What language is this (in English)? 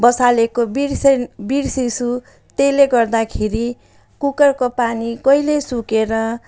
Nepali